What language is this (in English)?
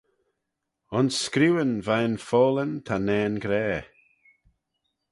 Manx